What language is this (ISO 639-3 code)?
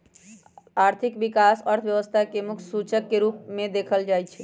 mag